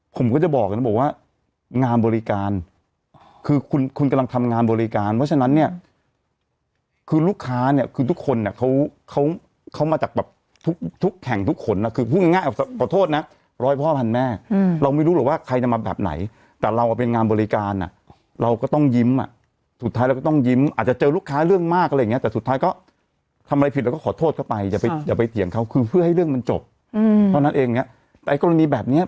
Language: Thai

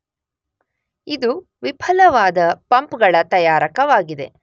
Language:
Kannada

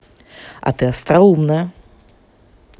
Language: Russian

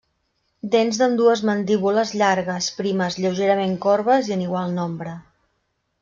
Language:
Catalan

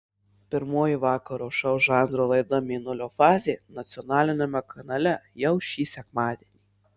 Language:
Lithuanian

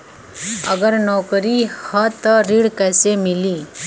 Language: Bhojpuri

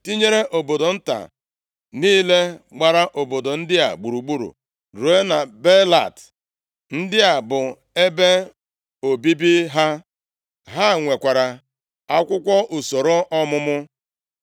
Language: Igbo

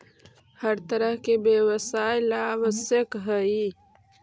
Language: Magahi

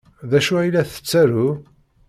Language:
Kabyle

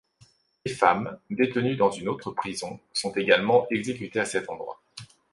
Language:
French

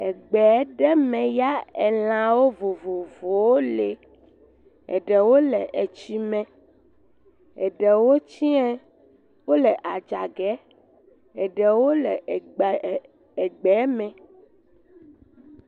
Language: Ewe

